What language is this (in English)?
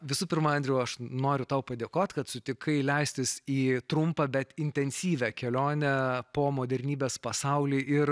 Lithuanian